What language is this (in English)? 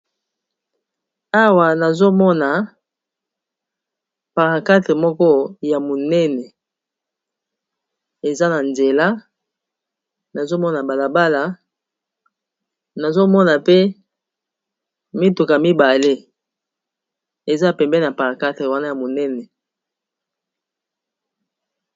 Lingala